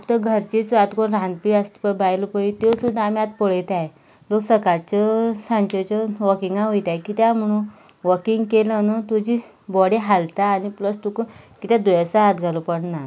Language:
Konkani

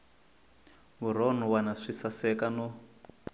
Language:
Tsonga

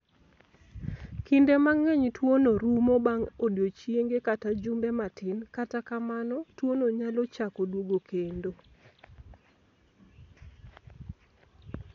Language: Luo (Kenya and Tanzania)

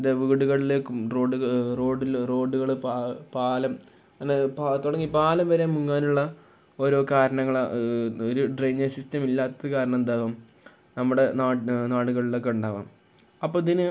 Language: Malayalam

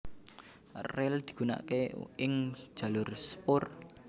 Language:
Javanese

